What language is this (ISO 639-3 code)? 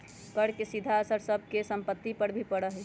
mag